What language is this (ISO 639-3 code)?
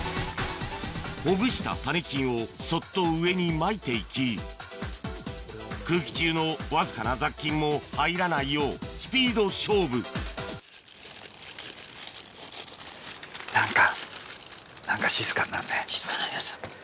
jpn